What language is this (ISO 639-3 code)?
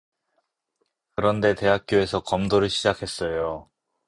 kor